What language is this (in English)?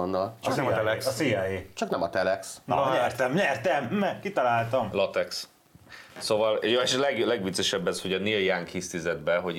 Hungarian